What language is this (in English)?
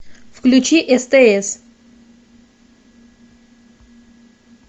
Russian